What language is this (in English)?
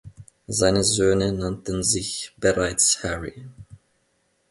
German